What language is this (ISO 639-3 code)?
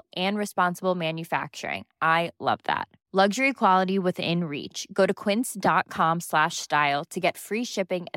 fil